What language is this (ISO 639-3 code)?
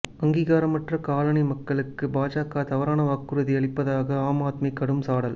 tam